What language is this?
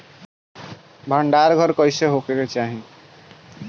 Bhojpuri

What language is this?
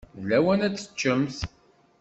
Kabyle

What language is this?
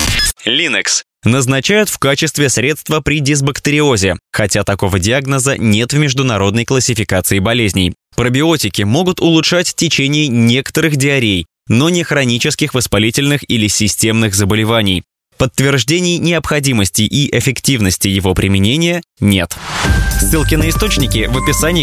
Russian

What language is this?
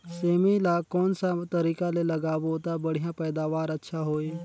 Chhattisgarhi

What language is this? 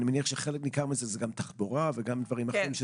Hebrew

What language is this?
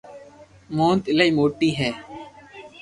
Loarki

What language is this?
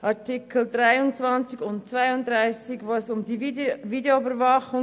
Swiss German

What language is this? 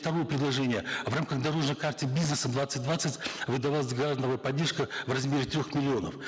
Kazakh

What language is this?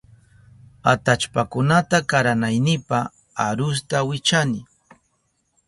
Southern Pastaza Quechua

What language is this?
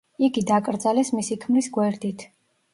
Georgian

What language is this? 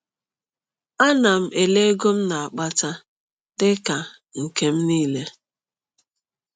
Igbo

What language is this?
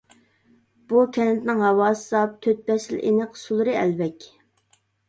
Uyghur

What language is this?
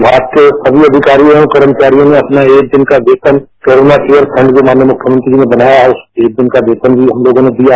Hindi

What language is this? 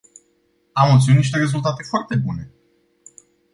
Romanian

